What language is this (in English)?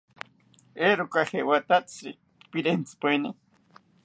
South Ucayali Ashéninka